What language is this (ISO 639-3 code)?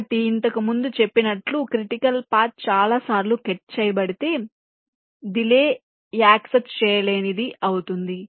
tel